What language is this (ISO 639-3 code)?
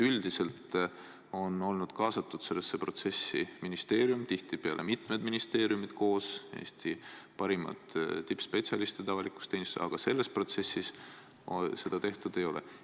est